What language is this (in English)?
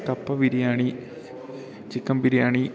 Malayalam